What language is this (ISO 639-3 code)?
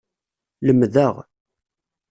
kab